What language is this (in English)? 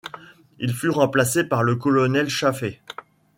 French